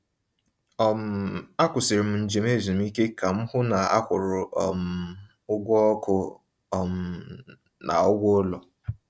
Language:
Igbo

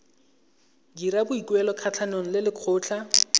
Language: Tswana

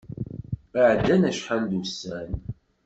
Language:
Kabyle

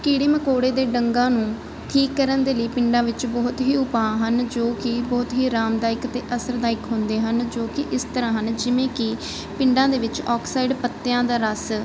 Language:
Punjabi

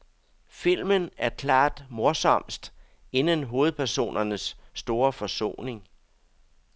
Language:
Danish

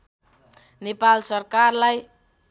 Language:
Nepali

